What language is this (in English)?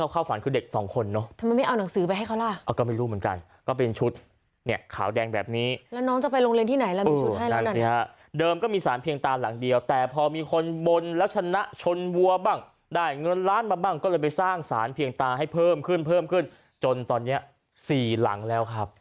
Thai